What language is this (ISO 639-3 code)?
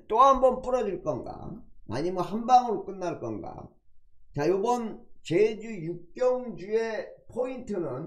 kor